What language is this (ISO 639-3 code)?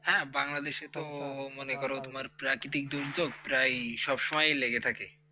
ben